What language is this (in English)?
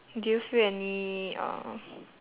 English